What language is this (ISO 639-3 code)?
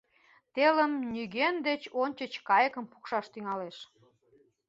chm